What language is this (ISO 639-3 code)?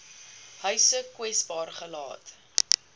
afr